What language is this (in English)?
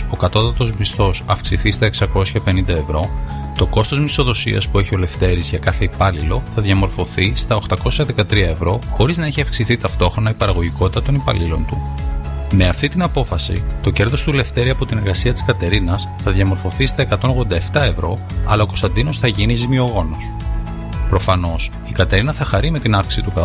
Greek